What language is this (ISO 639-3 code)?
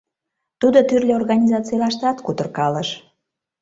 chm